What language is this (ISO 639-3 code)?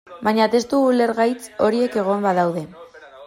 eus